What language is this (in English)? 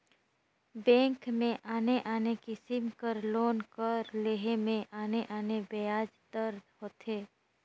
Chhattisgarhi